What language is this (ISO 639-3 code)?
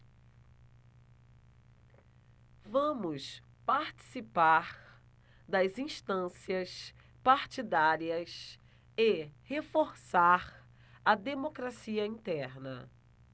por